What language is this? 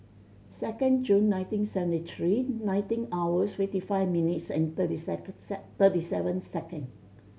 English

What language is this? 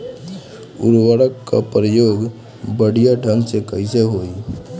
Bhojpuri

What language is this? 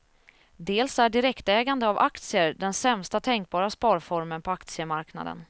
Swedish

